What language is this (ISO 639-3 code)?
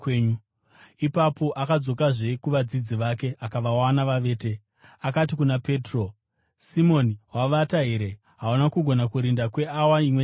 sna